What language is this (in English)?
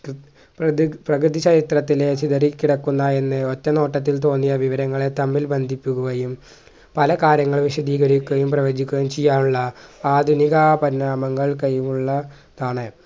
Malayalam